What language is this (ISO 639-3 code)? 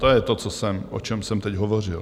ces